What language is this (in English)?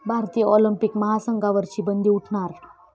Marathi